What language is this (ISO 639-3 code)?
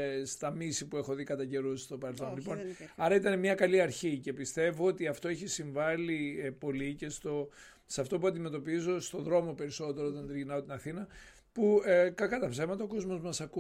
ell